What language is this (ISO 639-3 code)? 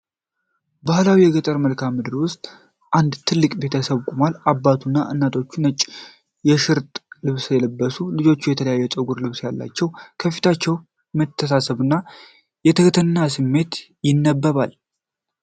amh